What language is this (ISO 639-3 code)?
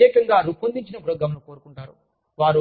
tel